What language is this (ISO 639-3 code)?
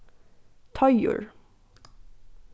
fao